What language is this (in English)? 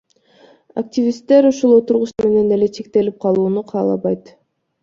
Kyrgyz